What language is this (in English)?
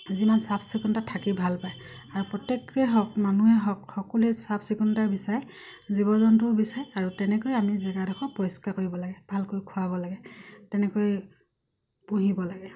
Assamese